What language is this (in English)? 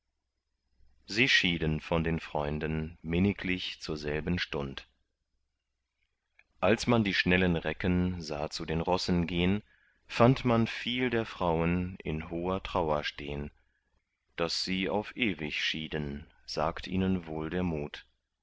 German